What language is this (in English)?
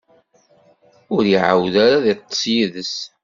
Kabyle